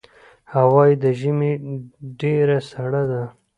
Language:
Pashto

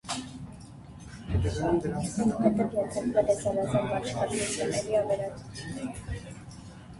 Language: Armenian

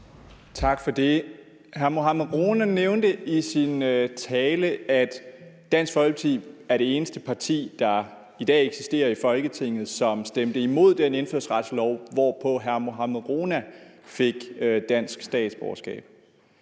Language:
Danish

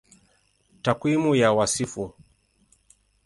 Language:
Swahili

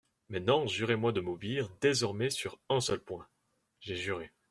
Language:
French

